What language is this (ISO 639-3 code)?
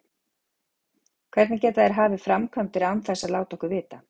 isl